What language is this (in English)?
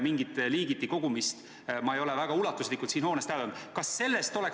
Estonian